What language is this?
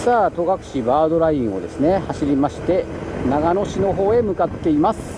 Japanese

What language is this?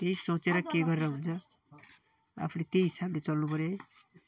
Nepali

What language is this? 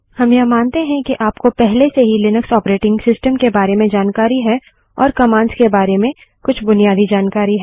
Hindi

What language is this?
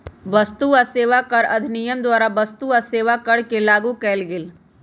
Magahi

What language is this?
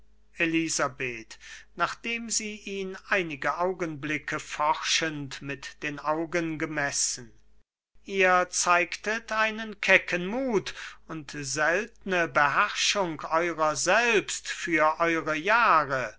German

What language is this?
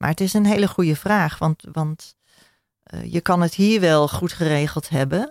Dutch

